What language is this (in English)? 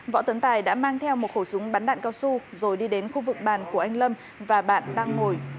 Vietnamese